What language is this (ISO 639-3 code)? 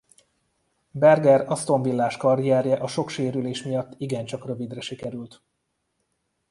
hun